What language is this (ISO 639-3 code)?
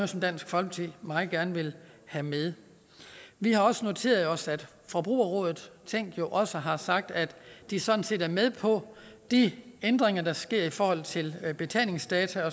dan